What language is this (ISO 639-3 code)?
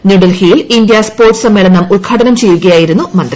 mal